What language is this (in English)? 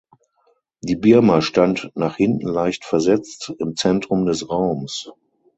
German